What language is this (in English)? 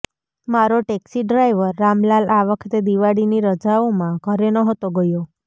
Gujarati